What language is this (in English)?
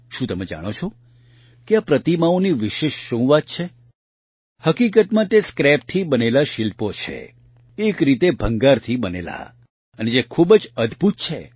Gujarati